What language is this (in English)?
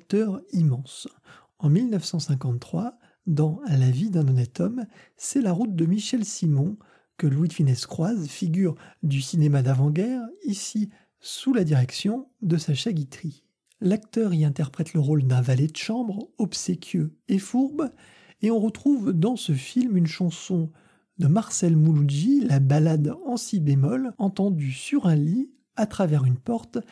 French